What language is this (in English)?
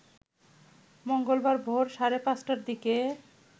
Bangla